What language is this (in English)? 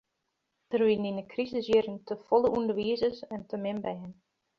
Western Frisian